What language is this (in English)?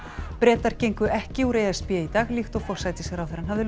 Icelandic